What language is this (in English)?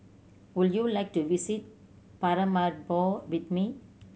English